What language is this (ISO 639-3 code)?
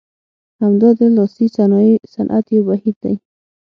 pus